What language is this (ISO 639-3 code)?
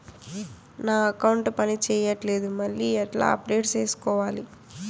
tel